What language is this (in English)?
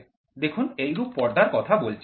Bangla